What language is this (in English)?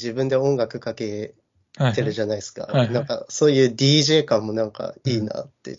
Japanese